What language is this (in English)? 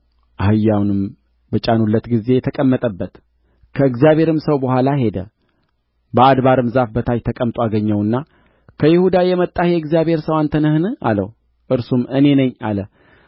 Amharic